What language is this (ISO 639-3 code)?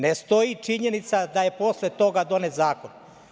srp